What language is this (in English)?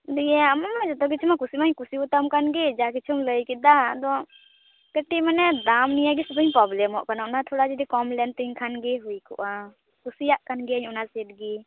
Santali